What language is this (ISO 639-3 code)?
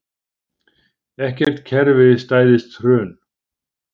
isl